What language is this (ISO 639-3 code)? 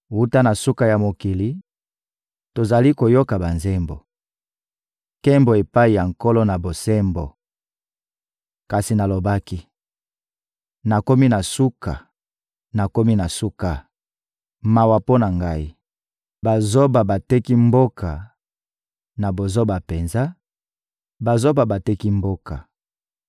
lin